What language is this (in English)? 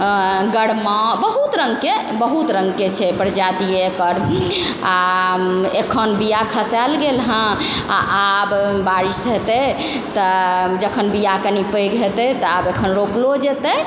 Maithili